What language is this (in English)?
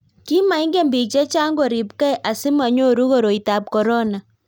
Kalenjin